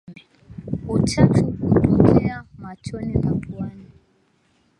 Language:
Swahili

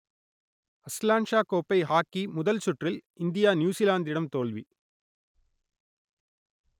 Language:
Tamil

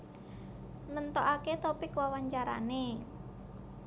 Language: Javanese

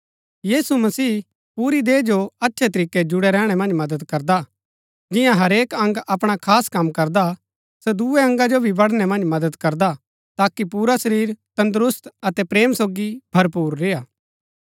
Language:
Gaddi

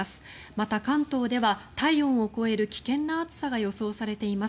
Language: Japanese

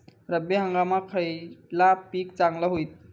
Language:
Marathi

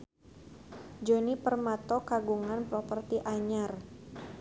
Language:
Sundanese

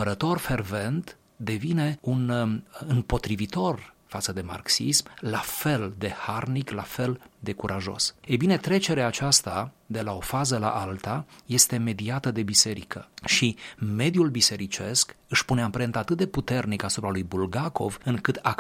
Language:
Romanian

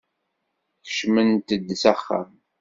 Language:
Kabyle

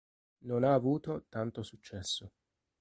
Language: Italian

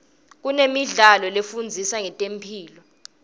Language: Swati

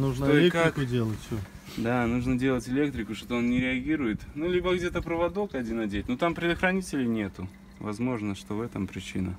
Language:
Russian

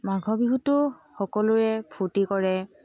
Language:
Assamese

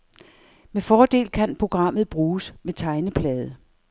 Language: Danish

